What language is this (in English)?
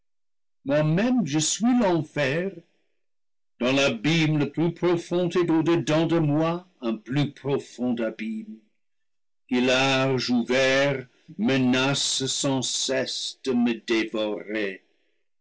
French